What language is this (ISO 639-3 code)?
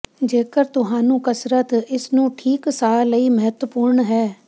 pan